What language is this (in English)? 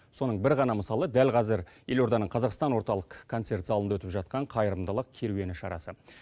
Kazakh